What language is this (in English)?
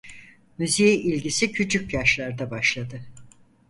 Turkish